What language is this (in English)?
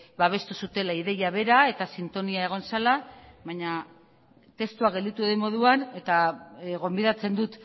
Basque